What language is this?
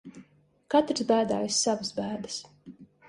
Latvian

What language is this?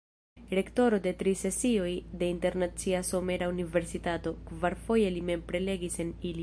Esperanto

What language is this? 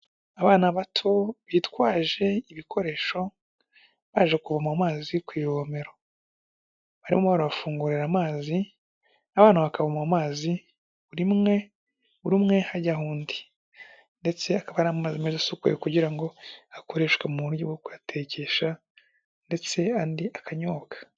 Kinyarwanda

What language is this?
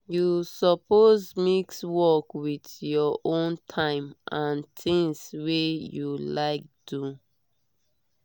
Nigerian Pidgin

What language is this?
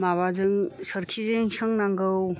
Bodo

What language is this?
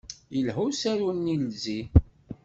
Kabyle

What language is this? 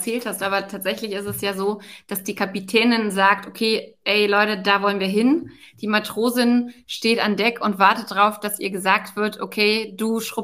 German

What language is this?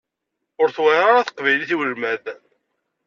Kabyle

